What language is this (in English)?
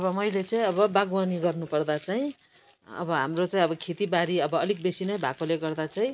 Nepali